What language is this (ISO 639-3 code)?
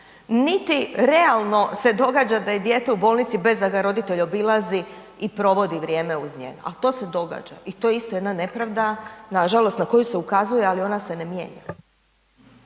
hrv